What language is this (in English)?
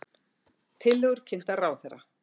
Icelandic